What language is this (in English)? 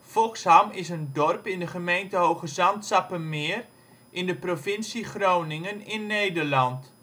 Dutch